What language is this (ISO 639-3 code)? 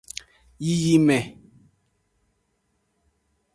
ajg